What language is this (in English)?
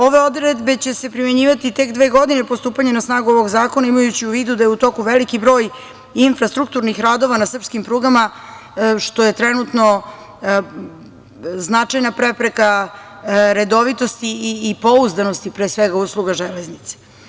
Serbian